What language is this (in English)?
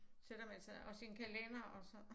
Danish